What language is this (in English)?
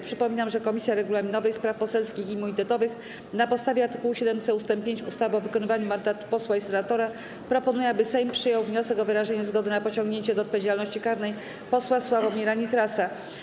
Polish